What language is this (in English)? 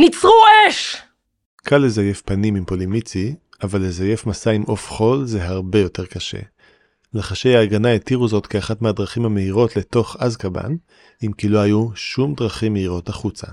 Hebrew